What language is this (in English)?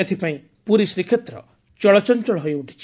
Odia